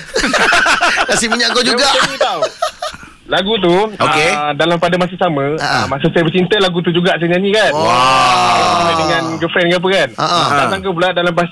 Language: Malay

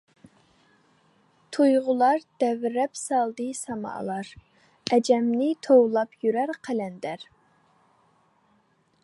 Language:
Uyghur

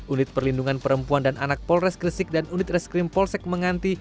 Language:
Indonesian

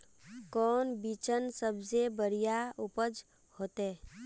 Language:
Magahi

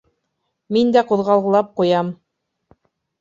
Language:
Bashkir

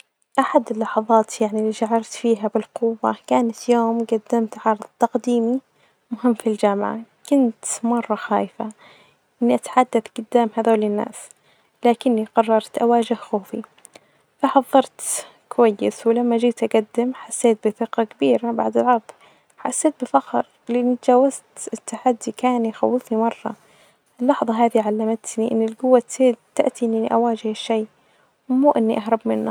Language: Najdi Arabic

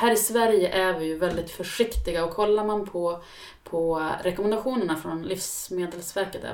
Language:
Swedish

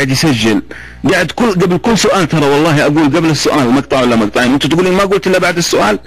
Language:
Arabic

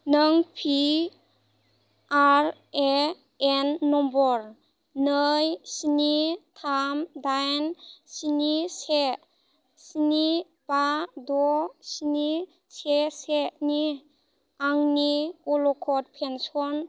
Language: Bodo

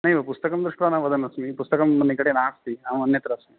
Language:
Sanskrit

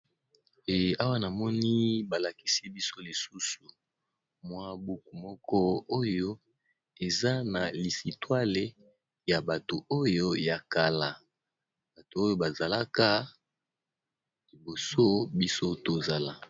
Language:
Lingala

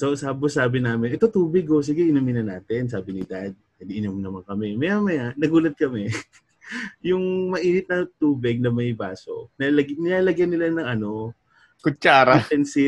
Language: Filipino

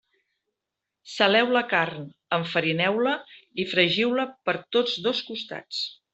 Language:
Catalan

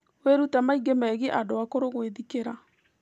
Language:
Kikuyu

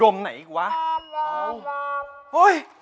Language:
Thai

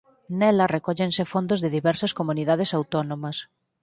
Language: Galician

